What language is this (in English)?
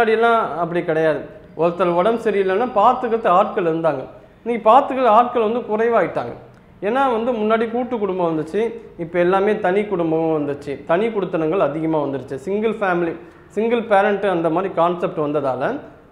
Tamil